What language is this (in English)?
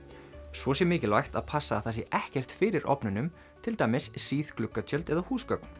Icelandic